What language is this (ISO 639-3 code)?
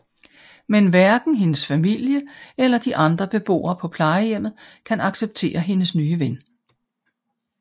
dan